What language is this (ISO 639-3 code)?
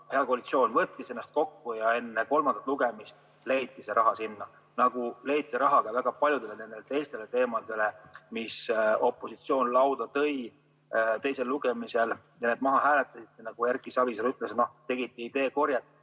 est